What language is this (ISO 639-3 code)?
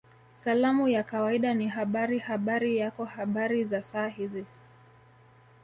swa